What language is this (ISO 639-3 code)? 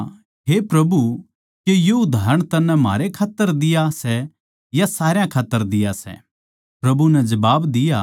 bgc